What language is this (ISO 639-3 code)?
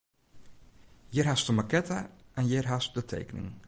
fry